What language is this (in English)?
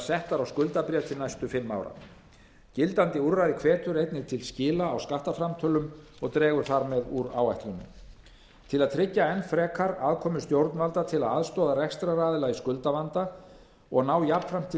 Icelandic